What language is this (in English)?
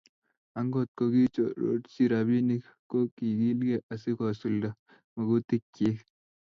Kalenjin